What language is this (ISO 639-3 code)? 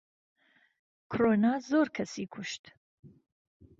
ckb